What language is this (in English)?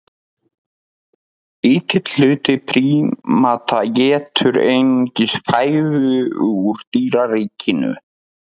Icelandic